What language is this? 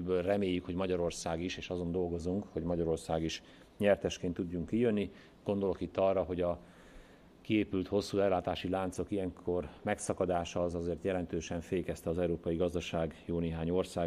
Hungarian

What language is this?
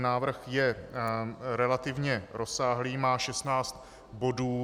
Czech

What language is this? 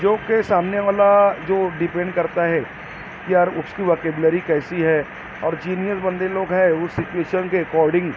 Urdu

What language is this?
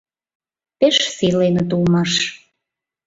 Mari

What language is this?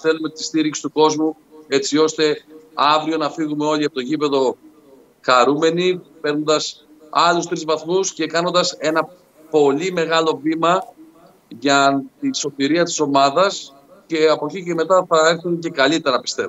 Greek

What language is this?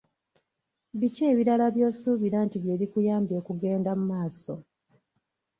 Ganda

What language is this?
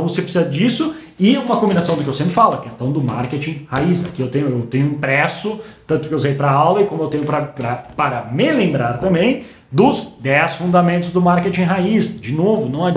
Portuguese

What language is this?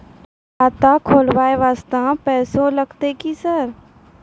Maithili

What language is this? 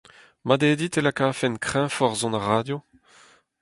Breton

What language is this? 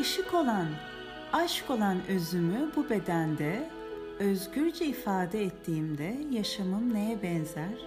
Turkish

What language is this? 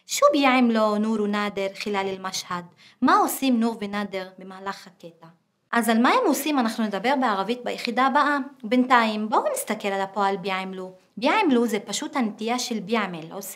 Hebrew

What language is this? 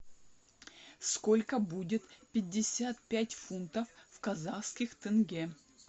Russian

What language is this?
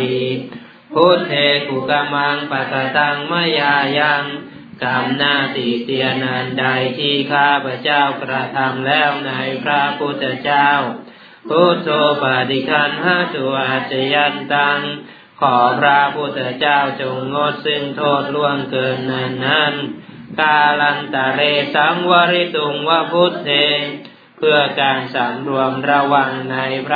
Thai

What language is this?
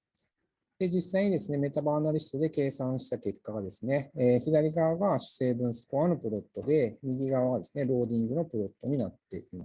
Japanese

